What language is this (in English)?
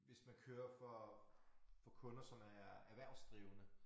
Danish